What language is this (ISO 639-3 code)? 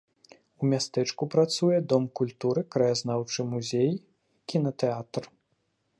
bel